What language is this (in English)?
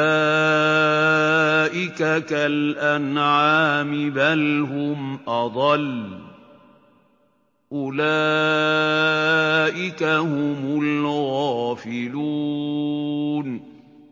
Arabic